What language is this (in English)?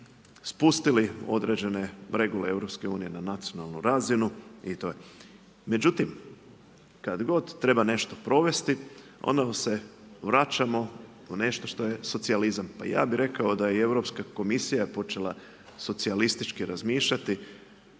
Croatian